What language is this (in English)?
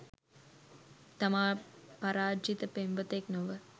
Sinhala